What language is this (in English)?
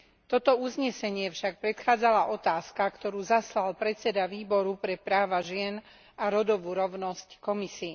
Slovak